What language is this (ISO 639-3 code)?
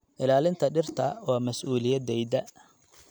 som